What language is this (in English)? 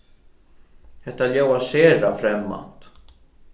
Faroese